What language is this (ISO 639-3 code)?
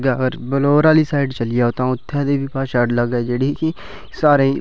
doi